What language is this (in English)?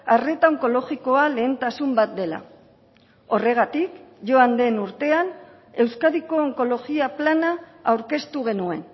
Basque